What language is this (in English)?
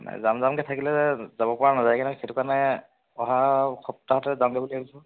Assamese